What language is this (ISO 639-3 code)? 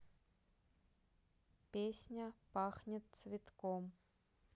rus